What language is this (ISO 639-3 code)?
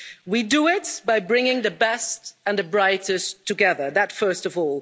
eng